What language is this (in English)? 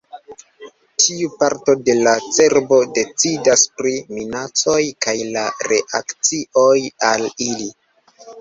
Esperanto